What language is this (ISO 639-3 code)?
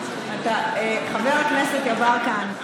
heb